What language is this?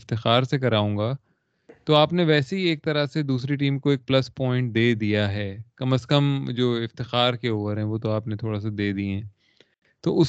Urdu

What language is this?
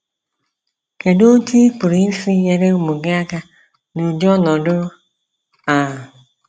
Igbo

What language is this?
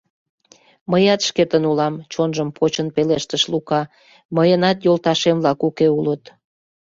Mari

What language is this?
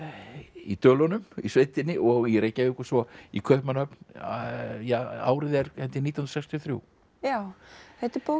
Icelandic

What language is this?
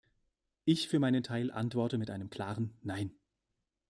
German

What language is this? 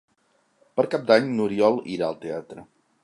Catalan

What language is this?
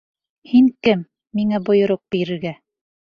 Bashkir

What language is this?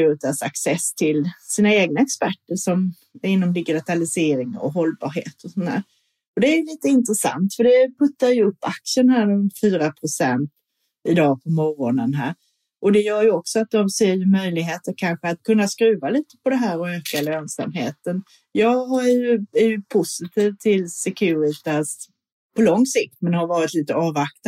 Swedish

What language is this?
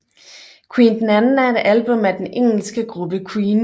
Danish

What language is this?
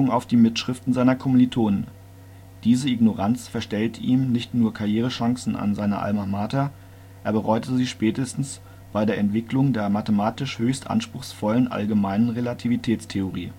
German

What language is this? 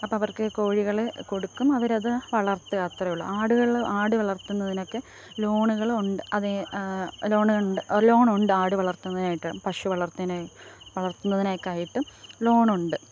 Malayalam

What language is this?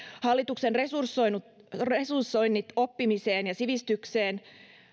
Finnish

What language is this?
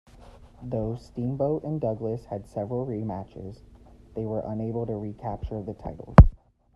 English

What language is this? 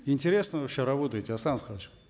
Kazakh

